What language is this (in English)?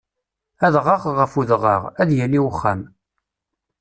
Kabyle